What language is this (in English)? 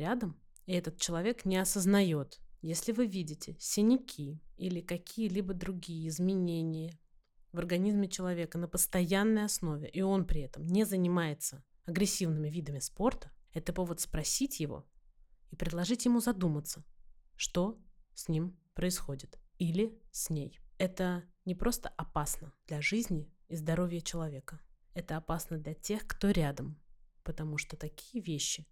Russian